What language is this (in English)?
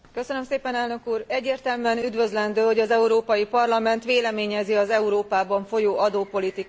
Hungarian